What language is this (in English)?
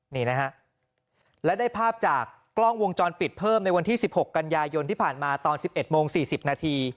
Thai